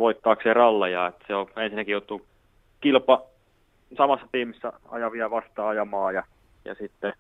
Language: Finnish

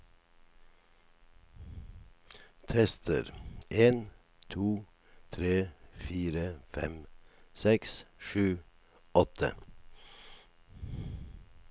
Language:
Norwegian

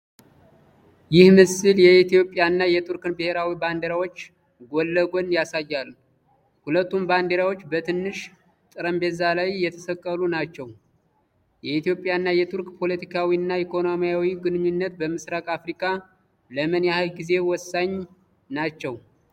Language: Amharic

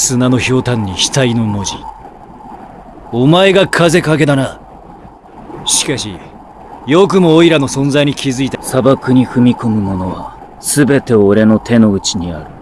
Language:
Japanese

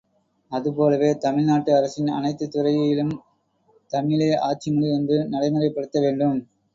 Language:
Tamil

